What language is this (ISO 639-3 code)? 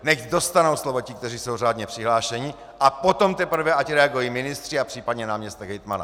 ces